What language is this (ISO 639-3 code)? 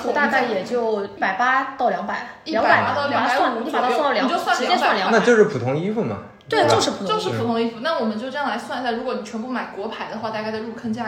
zho